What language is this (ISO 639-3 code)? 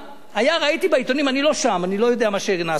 heb